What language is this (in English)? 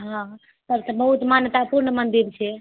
Maithili